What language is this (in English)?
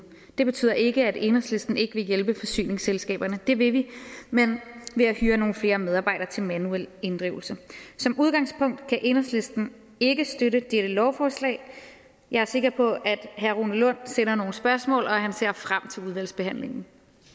Danish